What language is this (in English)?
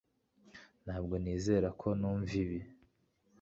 Kinyarwanda